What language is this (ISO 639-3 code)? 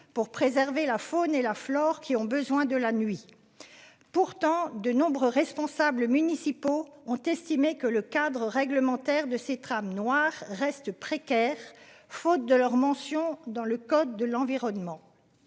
fra